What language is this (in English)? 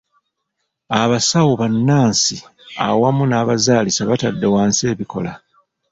Ganda